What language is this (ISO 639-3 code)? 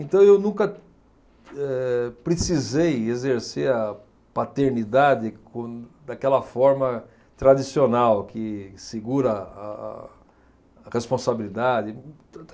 por